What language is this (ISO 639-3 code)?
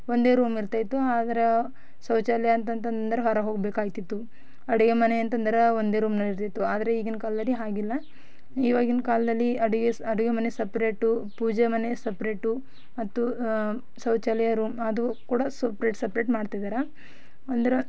kan